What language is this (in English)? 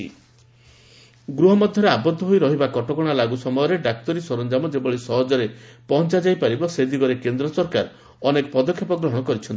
Odia